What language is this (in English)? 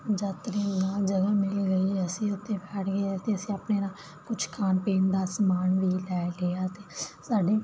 Punjabi